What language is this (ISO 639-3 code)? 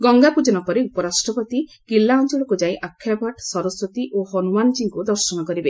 ori